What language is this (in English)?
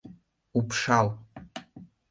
Mari